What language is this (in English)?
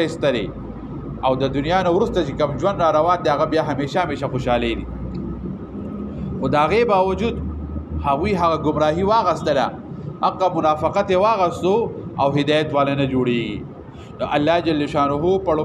Arabic